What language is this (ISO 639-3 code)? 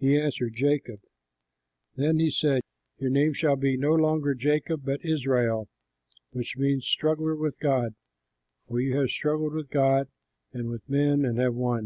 eng